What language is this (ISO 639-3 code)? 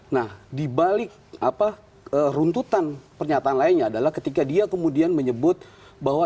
ind